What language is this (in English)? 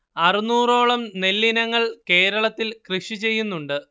Malayalam